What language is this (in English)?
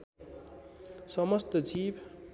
Nepali